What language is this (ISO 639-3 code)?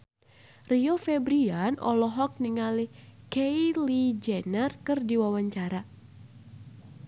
sun